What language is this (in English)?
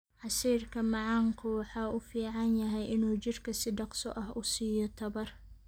Somali